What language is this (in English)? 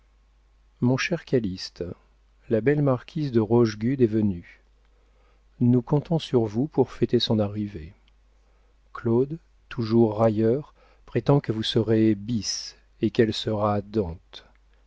French